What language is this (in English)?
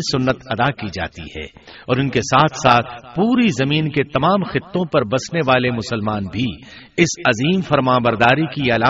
Urdu